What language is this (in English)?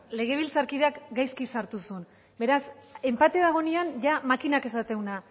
Basque